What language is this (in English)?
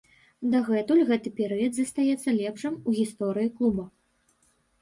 Belarusian